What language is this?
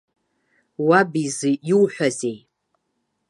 Abkhazian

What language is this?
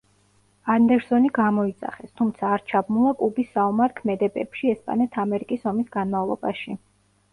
Georgian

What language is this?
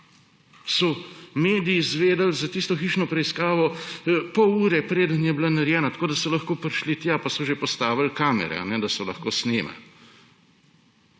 Slovenian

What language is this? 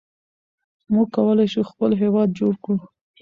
Pashto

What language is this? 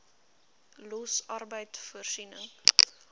Afrikaans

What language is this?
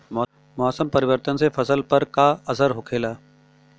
Bhojpuri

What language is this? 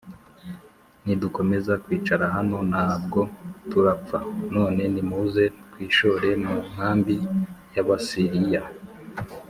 Kinyarwanda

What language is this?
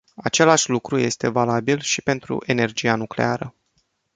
Romanian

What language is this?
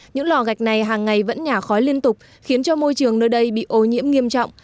Vietnamese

